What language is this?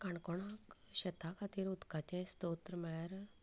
Konkani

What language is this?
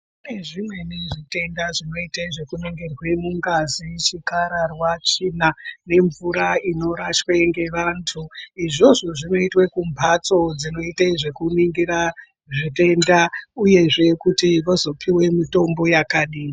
Ndau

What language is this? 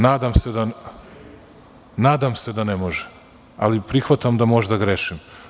Serbian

